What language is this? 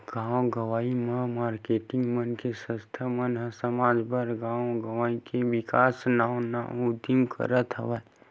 Chhattisgarhi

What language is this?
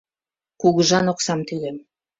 Mari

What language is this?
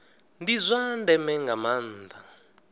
Venda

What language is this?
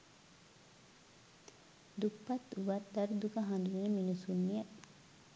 Sinhala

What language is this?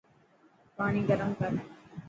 Dhatki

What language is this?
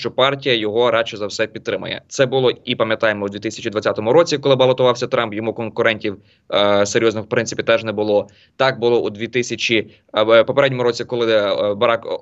Ukrainian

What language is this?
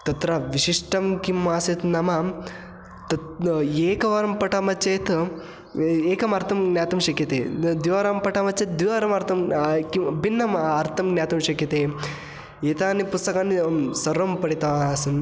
Sanskrit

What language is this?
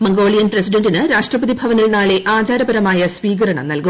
Malayalam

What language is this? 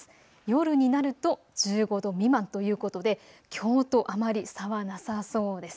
Japanese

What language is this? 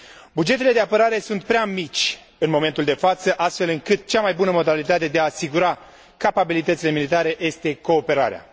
Romanian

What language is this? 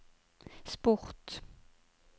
Norwegian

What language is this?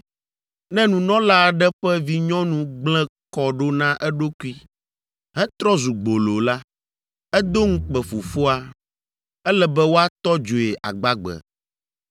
Ewe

